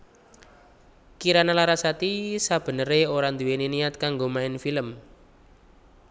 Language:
Javanese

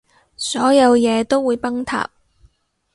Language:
Cantonese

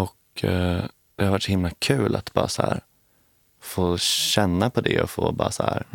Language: Swedish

